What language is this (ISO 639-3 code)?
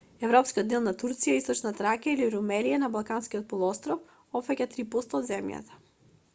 mkd